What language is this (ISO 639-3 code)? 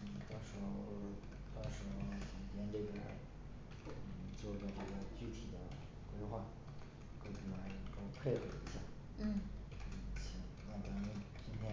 zho